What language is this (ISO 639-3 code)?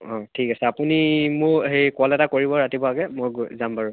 asm